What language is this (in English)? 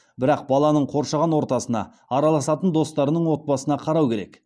Kazakh